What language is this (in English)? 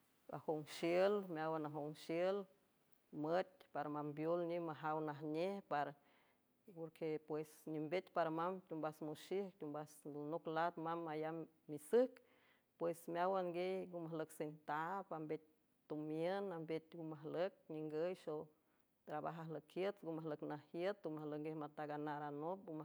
San Francisco Del Mar Huave